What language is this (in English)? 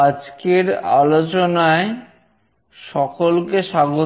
Bangla